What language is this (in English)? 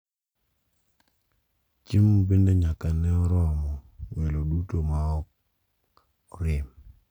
Luo (Kenya and Tanzania)